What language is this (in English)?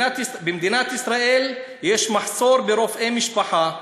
Hebrew